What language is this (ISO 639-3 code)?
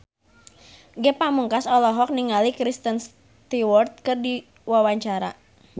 sun